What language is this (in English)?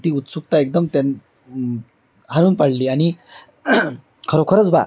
Marathi